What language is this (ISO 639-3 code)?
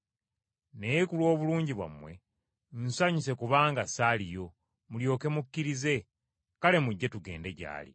lug